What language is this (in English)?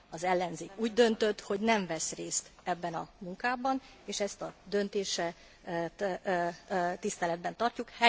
Hungarian